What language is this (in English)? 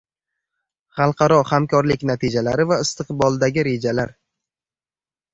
Uzbek